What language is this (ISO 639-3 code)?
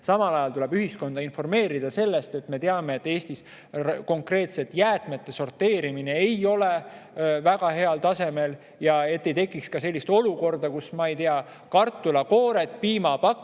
est